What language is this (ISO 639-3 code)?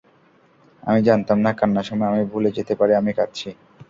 ben